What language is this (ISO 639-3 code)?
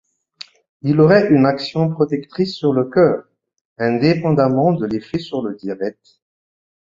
fra